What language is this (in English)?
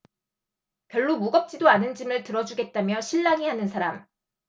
Korean